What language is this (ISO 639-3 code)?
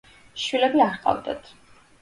kat